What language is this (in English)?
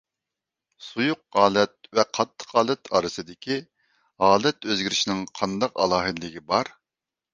Uyghur